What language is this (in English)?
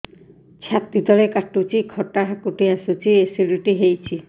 Odia